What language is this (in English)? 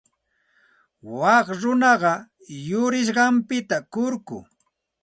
Santa Ana de Tusi Pasco Quechua